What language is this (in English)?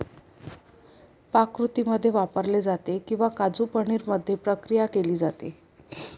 Marathi